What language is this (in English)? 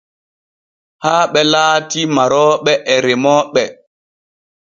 Borgu Fulfulde